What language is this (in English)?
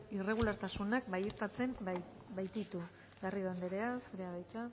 Basque